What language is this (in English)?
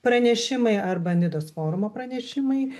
Lithuanian